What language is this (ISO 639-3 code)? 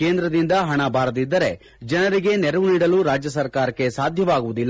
kan